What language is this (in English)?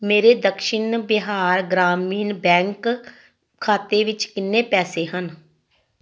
Punjabi